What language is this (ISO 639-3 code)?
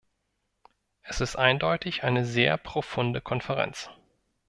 deu